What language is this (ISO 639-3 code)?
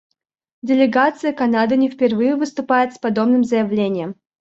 rus